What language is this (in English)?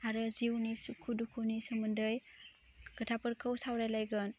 Bodo